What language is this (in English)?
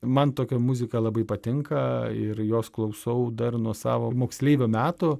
Lithuanian